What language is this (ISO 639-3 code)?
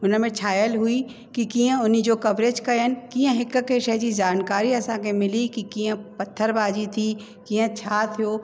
snd